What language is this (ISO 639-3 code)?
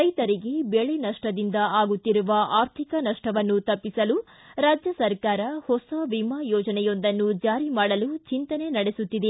kan